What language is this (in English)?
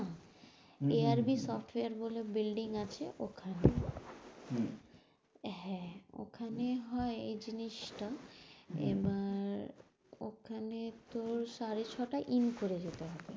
Bangla